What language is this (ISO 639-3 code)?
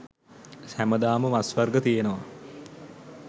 sin